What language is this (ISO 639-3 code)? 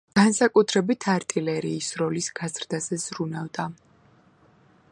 kat